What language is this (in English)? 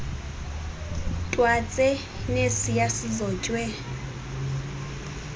Xhosa